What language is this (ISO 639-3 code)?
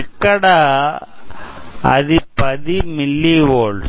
tel